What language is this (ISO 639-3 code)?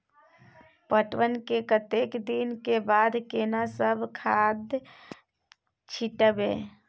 mai